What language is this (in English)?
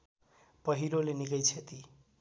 Nepali